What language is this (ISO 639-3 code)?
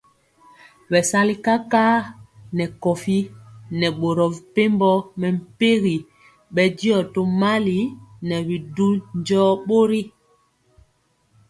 mcx